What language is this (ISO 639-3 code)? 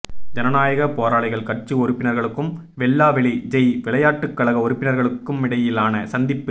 tam